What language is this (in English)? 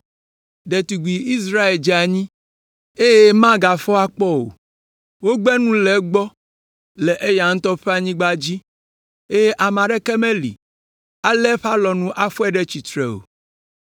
Ewe